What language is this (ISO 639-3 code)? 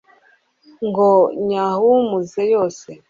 kin